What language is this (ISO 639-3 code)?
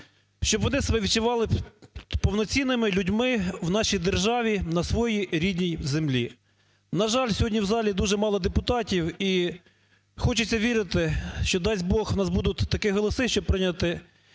ukr